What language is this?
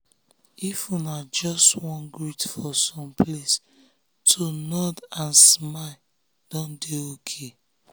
Nigerian Pidgin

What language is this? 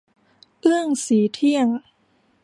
Thai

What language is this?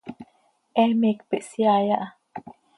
Seri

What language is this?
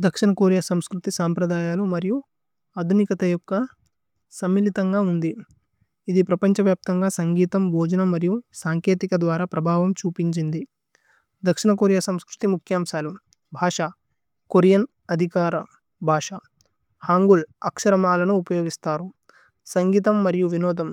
Tulu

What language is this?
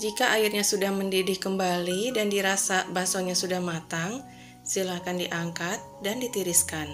Indonesian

